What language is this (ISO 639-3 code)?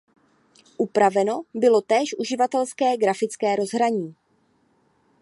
ces